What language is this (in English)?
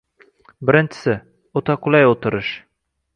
Uzbek